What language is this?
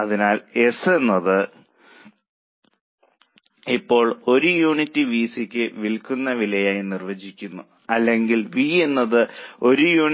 Malayalam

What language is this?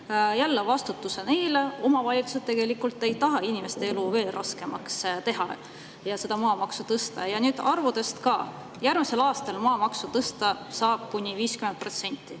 Estonian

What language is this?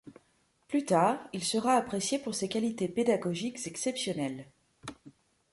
French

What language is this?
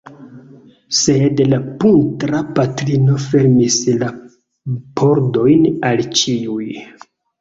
Esperanto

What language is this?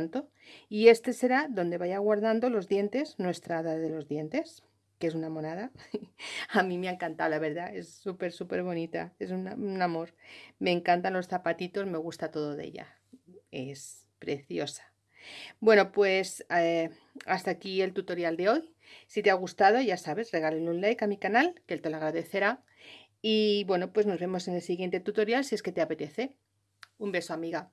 Spanish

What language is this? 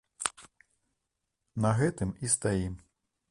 Belarusian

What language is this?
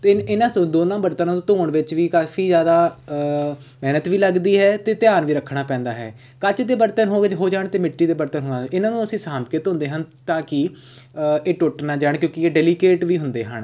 Punjabi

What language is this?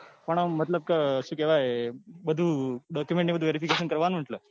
Gujarati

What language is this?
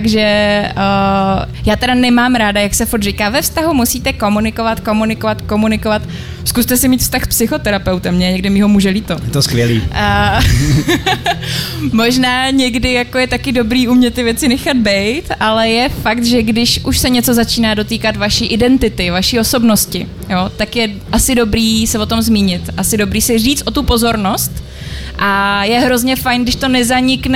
Czech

